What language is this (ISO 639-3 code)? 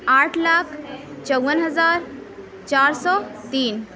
urd